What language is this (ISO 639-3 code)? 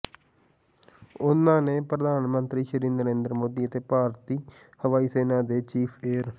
pan